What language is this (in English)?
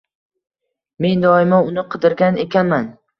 Uzbek